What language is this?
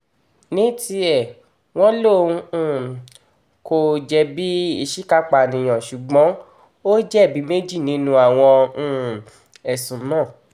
Yoruba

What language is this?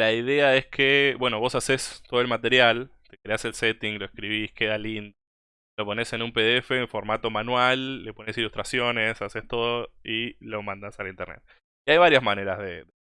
Spanish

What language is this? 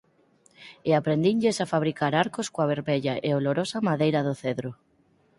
Galician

